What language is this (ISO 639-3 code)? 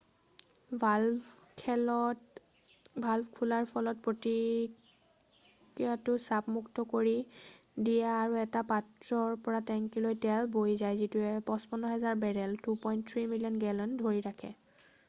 asm